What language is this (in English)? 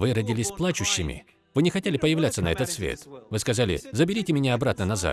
Russian